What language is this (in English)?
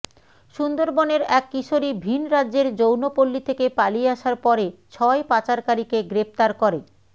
Bangla